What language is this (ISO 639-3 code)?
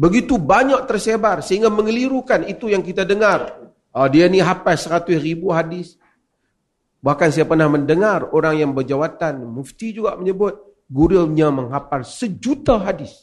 msa